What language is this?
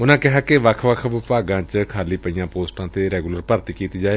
Punjabi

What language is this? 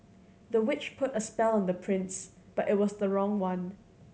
English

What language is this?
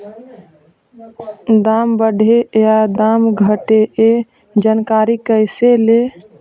Magahi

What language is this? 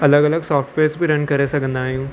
Sindhi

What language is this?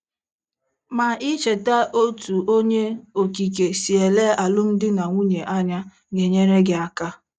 Igbo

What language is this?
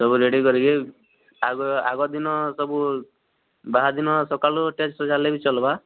Odia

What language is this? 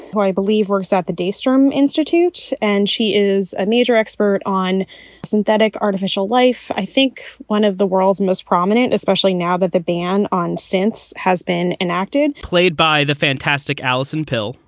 English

